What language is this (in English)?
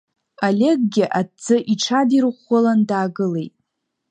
Abkhazian